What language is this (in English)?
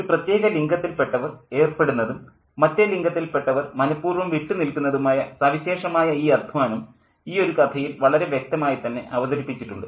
Malayalam